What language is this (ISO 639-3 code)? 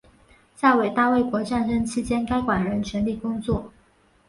zho